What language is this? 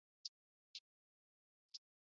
Chinese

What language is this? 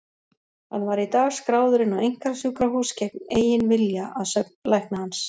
Icelandic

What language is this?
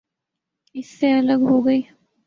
Urdu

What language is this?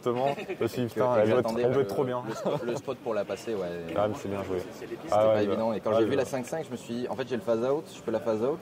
French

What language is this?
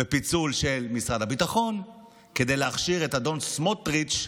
Hebrew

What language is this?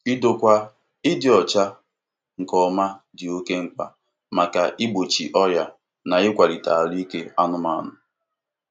Igbo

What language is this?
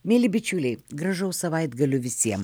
Lithuanian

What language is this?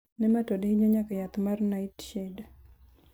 Luo (Kenya and Tanzania)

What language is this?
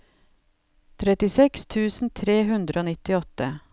Norwegian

